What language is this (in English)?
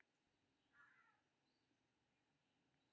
Maithili